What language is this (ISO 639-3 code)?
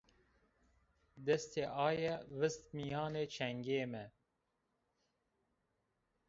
zza